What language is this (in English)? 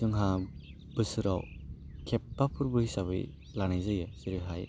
Bodo